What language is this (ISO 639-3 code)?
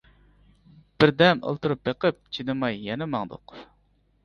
uig